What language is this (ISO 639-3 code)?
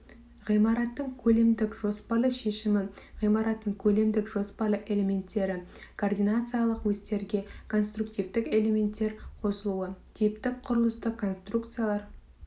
kaz